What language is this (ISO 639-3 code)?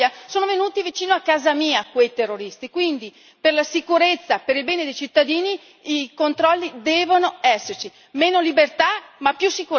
ita